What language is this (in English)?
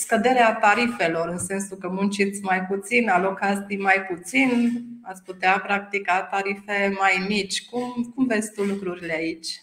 Romanian